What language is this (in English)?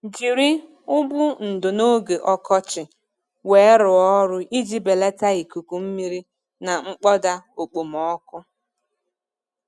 Igbo